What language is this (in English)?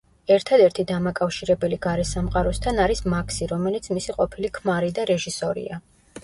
Georgian